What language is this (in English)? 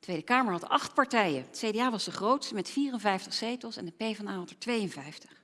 Dutch